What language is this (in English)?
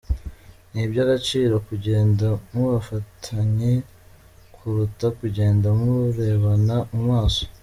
Kinyarwanda